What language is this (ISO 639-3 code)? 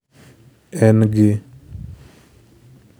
luo